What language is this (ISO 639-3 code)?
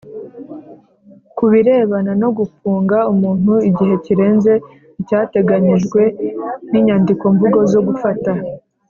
kin